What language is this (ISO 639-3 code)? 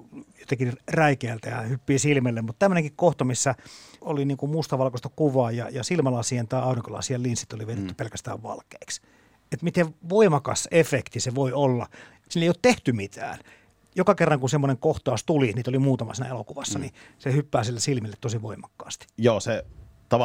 fin